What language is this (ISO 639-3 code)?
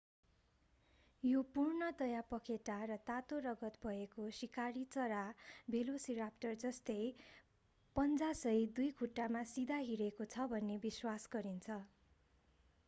nep